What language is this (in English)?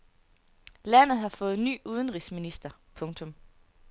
Danish